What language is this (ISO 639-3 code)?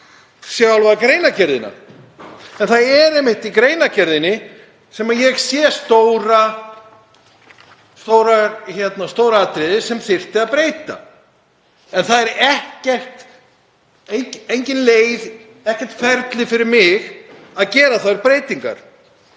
isl